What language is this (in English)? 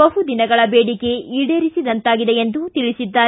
Kannada